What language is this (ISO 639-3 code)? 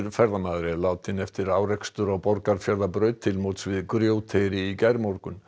isl